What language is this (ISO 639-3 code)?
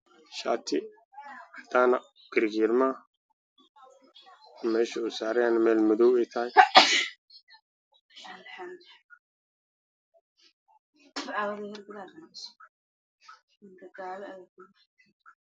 som